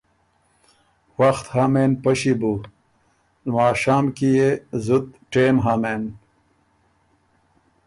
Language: Ormuri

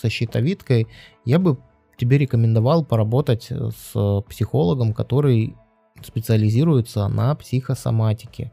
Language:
Russian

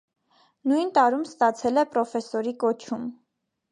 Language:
Armenian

